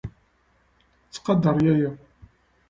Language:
Kabyle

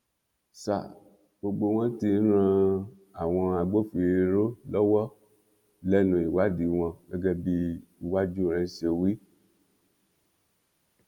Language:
Yoruba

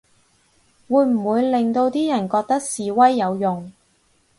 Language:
Cantonese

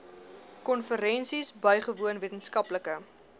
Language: Afrikaans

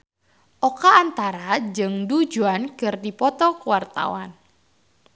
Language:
Sundanese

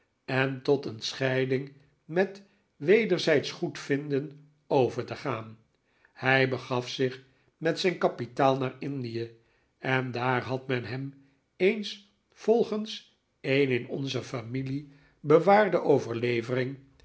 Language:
Dutch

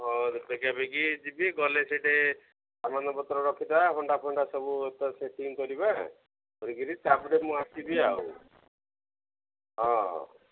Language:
Odia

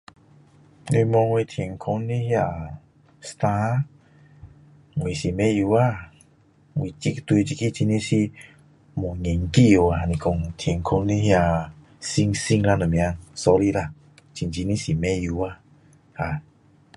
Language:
Min Dong Chinese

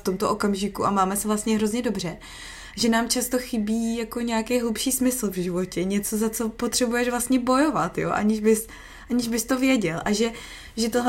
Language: Czech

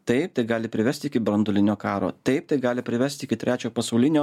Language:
Lithuanian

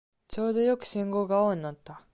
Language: Japanese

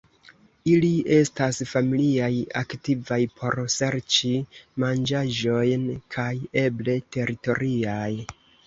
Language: Esperanto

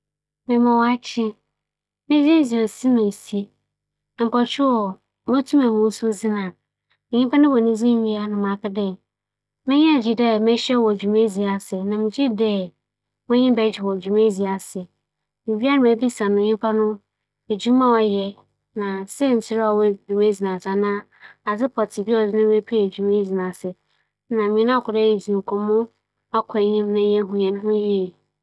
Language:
Akan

